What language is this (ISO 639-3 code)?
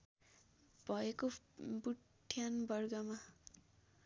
nep